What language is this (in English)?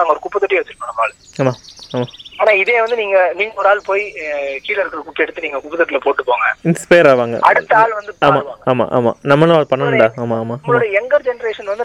Tamil